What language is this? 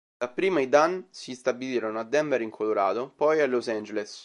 Italian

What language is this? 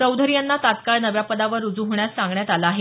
Marathi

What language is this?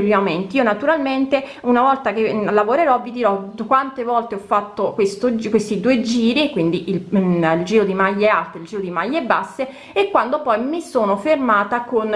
Italian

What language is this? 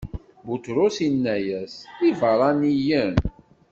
Kabyle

